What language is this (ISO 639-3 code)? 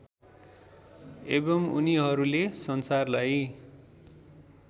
nep